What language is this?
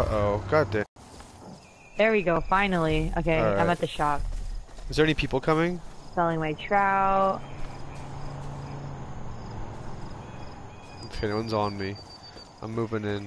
English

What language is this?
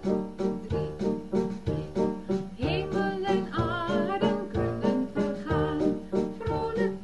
Dutch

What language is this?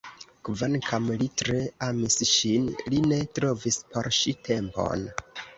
Esperanto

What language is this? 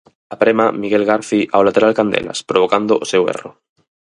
Galician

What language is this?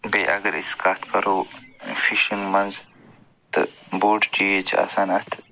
Kashmiri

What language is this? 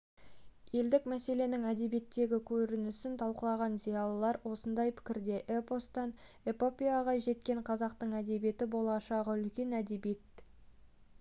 Kazakh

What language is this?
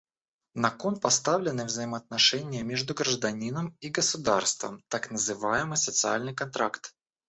Russian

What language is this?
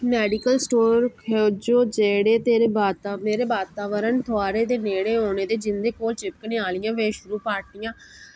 Dogri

